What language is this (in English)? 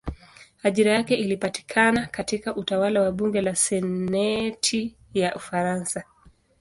Swahili